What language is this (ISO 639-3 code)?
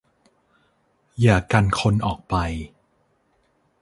tha